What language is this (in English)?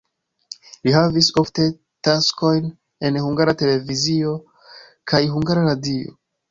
Esperanto